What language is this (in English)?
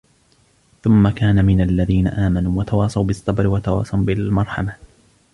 Arabic